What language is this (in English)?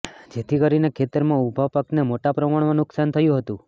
Gujarati